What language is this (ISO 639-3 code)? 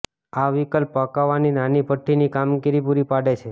guj